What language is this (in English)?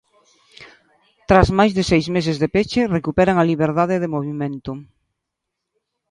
Galician